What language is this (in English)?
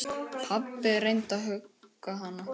Icelandic